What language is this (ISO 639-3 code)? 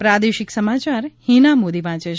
guj